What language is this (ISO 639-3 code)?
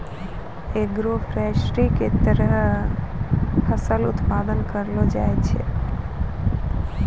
mai